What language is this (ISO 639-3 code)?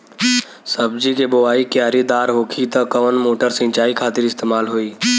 bho